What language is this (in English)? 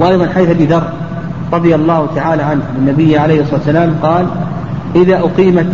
Arabic